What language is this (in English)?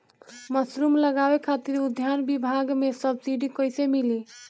Bhojpuri